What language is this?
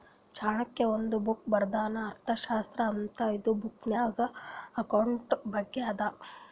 Kannada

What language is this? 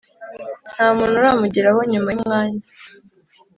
Kinyarwanda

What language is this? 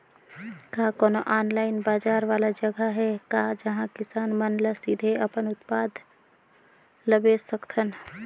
Chhattisgarhi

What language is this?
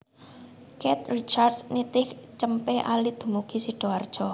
Javanese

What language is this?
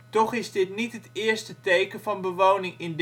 Dutch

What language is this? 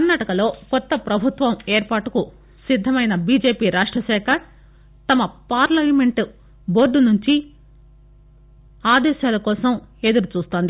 Telugu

